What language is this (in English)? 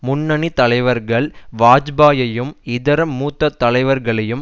Tamil